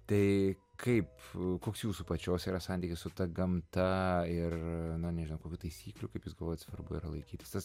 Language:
Lithuanian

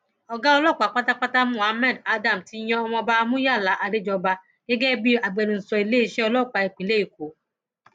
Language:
Yoruba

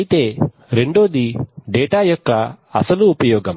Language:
Telugu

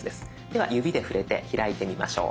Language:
Japanese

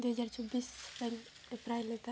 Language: Santali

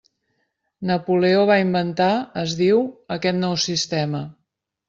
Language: Catalan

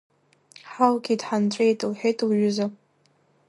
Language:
Abkhazian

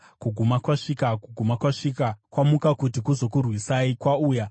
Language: Shona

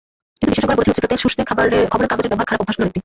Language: Bangla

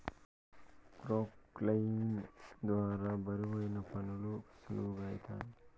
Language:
Telugu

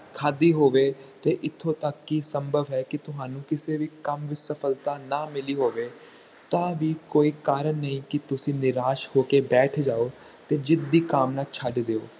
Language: Punjabi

